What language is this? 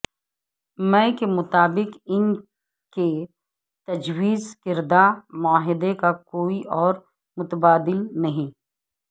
Urdu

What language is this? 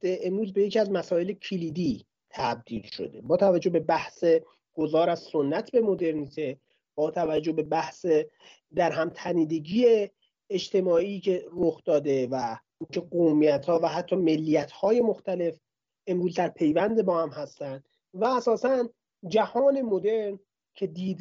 Persian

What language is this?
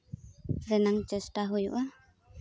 Santali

